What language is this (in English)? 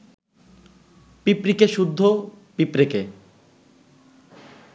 Bangla